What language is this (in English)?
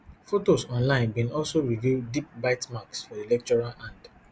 Nigerian Pidgin